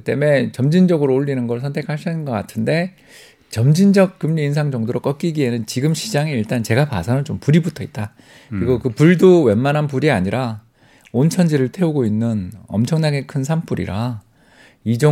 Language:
Korean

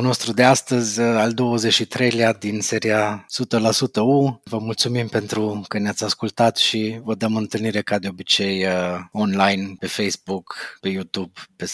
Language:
Romanian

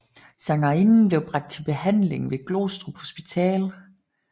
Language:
Danish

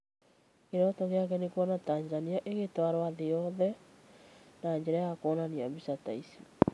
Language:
Kikuyu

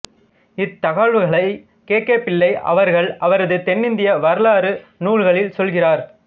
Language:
Tamil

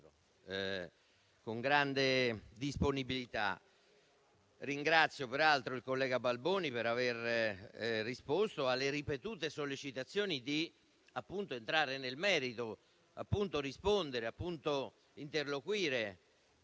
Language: Italian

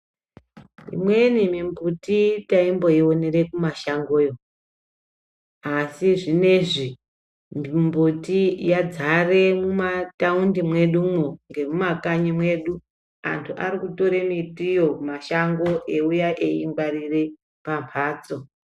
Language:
Ndau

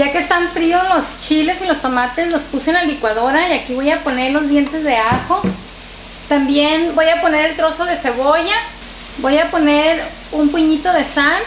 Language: Spanish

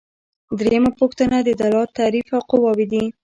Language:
Pashto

